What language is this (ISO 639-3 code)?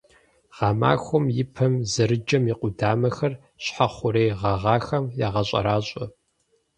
kbd